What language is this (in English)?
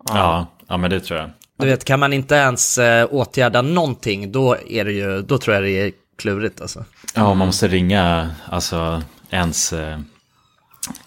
Swedish